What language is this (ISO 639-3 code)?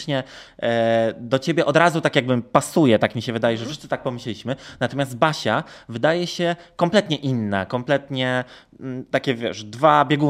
pol